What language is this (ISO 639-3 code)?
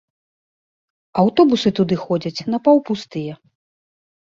bel